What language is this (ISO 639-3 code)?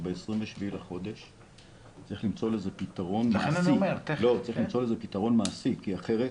heb